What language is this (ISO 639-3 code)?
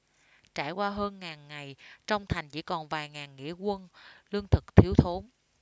vie